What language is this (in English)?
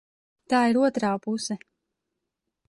Latvian